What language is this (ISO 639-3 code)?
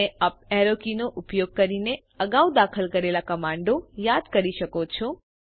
guj